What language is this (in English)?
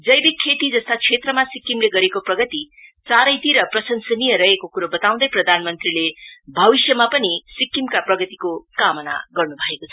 Nepali